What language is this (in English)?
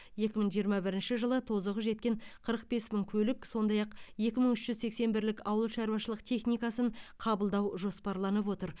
Kazakh